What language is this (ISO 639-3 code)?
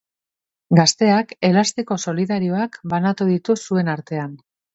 eus